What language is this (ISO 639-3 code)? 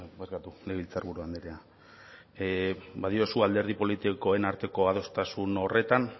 eus